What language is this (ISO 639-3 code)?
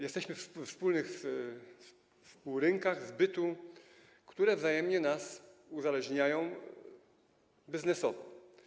pol